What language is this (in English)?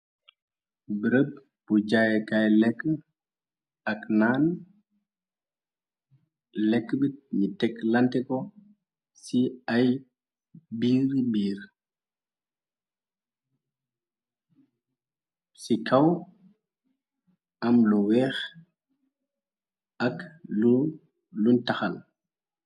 Wolof